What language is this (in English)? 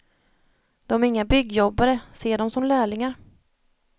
Swedish